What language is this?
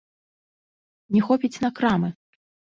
Belarusian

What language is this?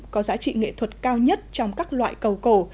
Vietnamese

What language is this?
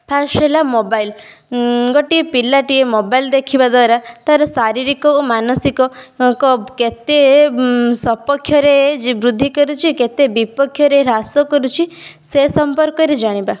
Odia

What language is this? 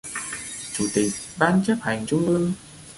Vietnamese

